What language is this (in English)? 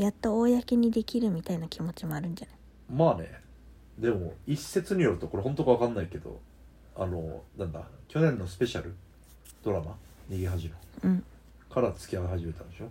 Japanese